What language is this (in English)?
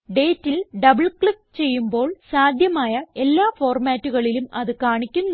Malayalam